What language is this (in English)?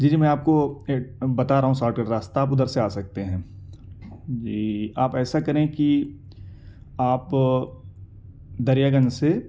Urdu